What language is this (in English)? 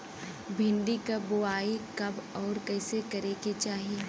Bhojpuri